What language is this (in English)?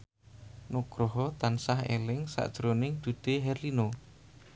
Javanese